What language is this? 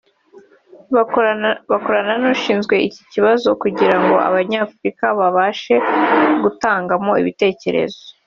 Kinyarwanda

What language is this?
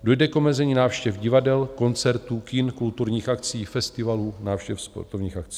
Czech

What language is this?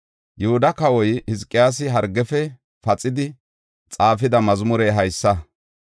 Gofa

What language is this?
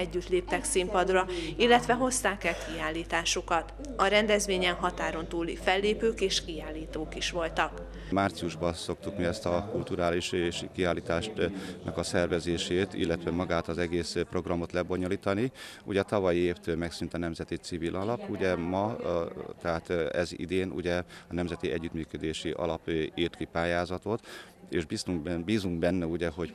Hungarian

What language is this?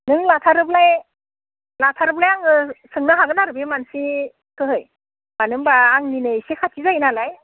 Bodo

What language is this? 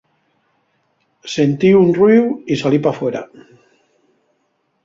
Asturian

